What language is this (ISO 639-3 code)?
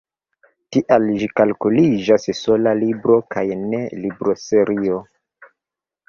epo